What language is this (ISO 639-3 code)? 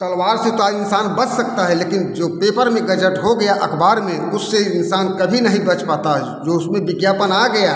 hin